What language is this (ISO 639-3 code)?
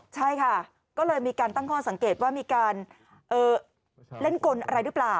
tha